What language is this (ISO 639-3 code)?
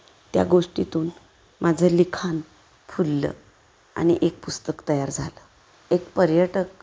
mar